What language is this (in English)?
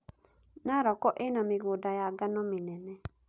Kikuyu